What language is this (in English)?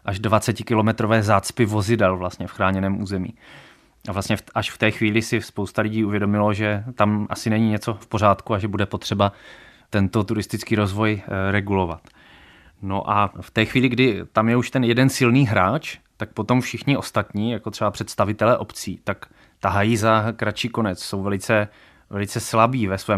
Czech